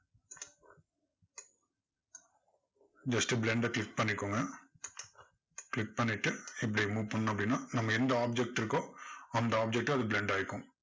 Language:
Tamil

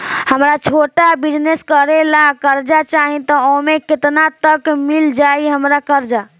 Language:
Bhojpuri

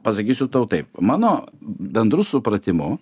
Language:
Lithuanian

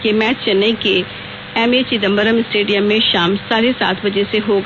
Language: Hindi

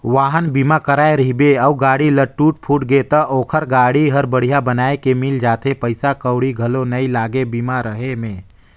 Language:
Chhattisgarhi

